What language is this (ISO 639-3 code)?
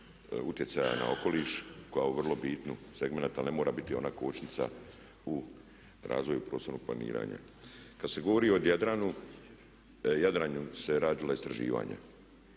hrv